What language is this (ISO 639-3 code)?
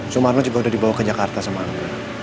ind